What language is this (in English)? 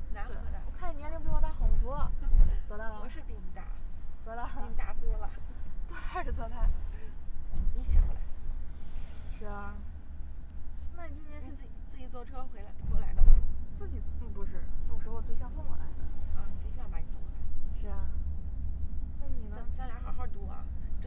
Chinese